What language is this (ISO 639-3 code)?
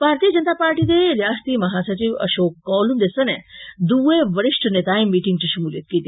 doi